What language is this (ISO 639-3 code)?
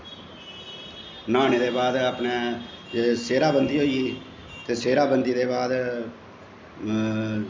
doi